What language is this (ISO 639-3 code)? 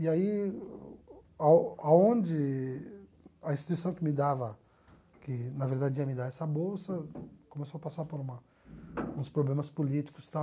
por